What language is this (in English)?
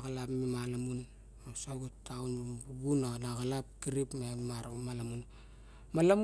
Barok